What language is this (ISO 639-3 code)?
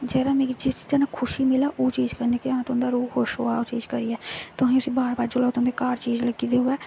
doi